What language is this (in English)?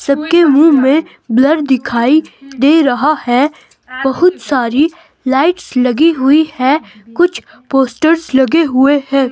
Hindi